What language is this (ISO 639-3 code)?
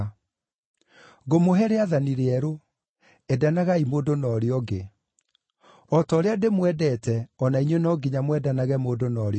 kik